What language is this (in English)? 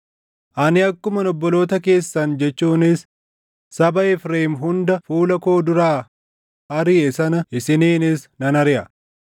Oromo